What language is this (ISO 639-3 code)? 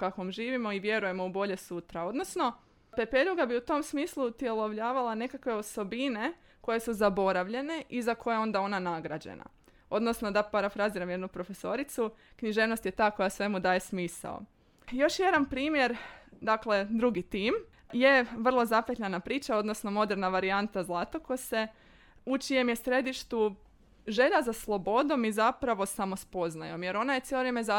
hrv